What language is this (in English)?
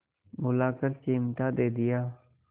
Hindi